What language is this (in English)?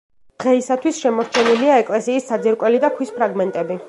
Georgian